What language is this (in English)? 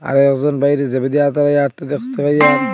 Bangla